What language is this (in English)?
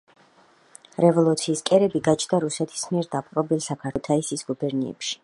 Georgian